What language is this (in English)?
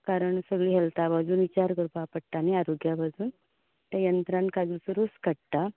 Konkani